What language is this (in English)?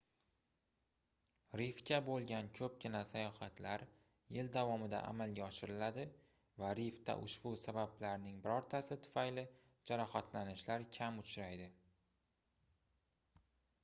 Uzbek